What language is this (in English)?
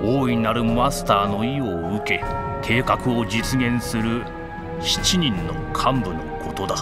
Japanese